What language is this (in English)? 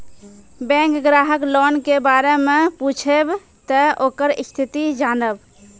Maithili